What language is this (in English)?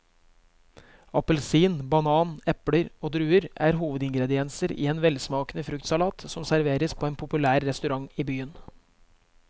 Norwegian